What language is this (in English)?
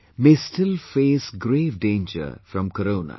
English